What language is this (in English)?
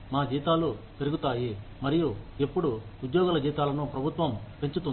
Telugu